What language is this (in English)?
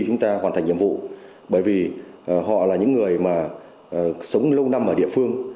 Vietnamese